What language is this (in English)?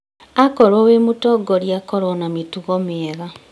Kikuyu